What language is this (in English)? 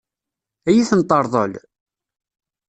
Kabyle